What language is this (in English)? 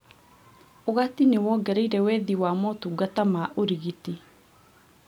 Kikuyu